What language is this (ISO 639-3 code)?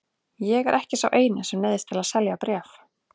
isl